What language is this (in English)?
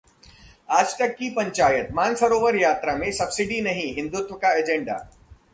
Hindi